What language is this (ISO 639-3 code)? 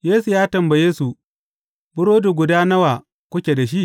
hau